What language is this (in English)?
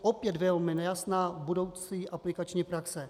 Czech